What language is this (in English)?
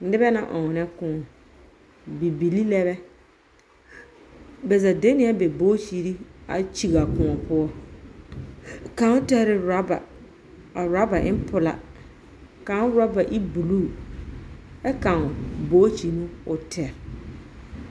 Southern Dagaare